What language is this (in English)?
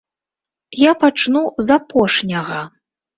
Belarusian